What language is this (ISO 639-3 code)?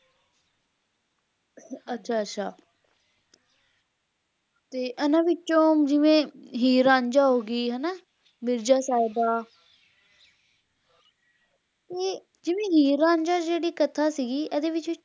pan